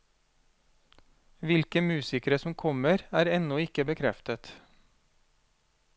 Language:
Norwegian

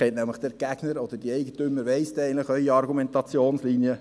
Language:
Swiss German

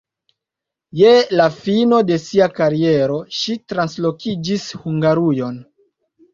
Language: Esperanto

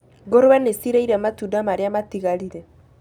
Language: Kikuyu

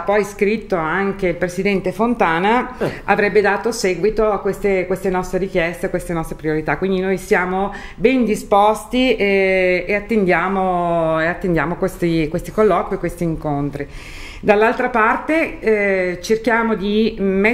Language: Italian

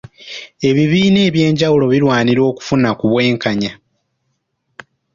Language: Ganda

